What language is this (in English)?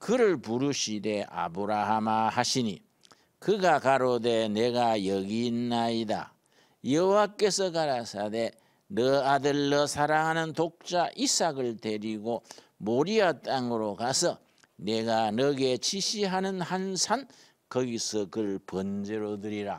Korean